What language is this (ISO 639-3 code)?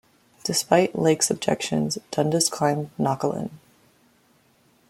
eng